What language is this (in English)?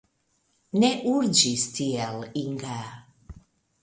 Esperanto